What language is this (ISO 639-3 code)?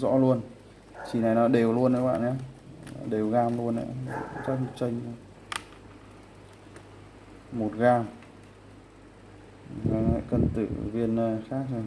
vie